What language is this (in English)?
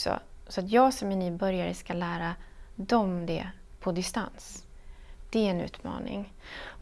Swedish